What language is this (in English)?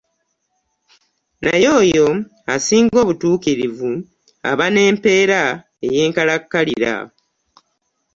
Ganda